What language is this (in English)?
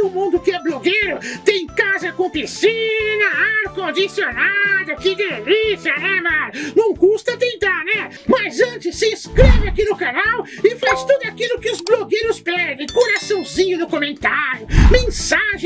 Portuguese